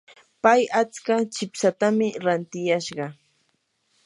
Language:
Yanahuanca Pasco Quechua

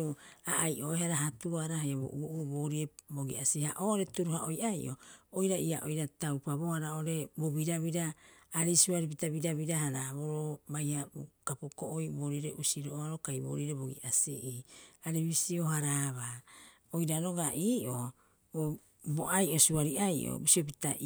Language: Rapoisi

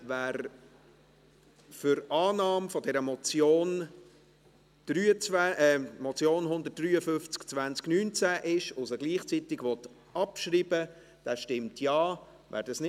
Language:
Swiss German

